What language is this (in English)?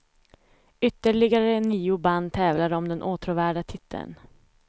Swedish